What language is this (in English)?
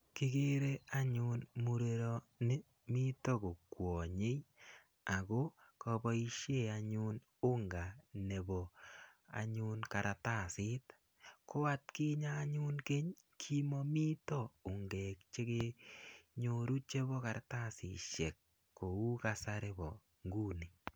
Kalenjin